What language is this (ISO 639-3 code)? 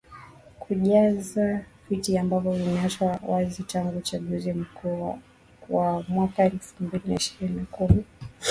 swa